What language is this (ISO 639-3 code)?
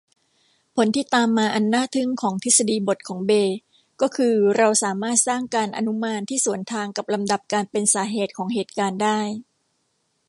tha